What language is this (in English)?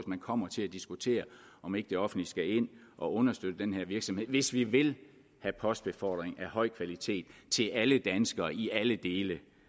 Danish